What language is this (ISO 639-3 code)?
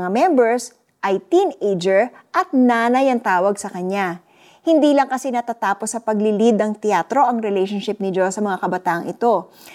fil